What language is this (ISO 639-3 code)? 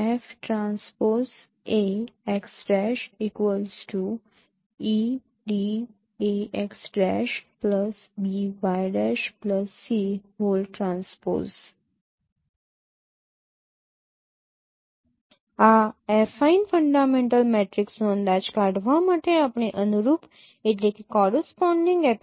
guj